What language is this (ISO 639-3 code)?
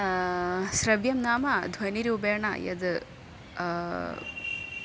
san